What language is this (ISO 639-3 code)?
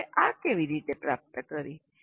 guj